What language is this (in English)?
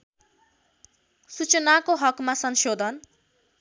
Nepali